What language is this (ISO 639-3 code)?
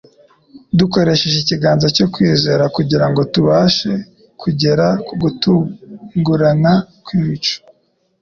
kin